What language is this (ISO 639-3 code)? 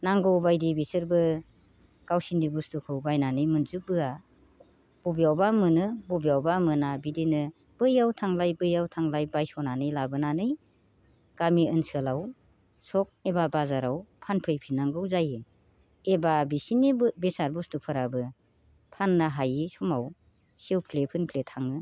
brx